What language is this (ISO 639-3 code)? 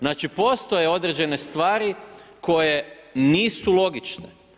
hrv